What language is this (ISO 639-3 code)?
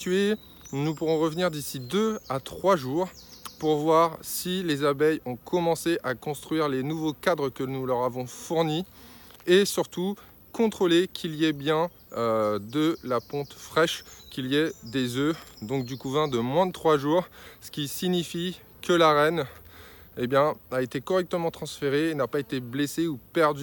fra